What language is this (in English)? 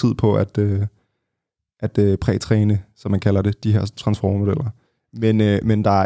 Danish